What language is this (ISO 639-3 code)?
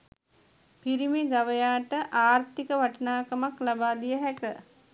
sin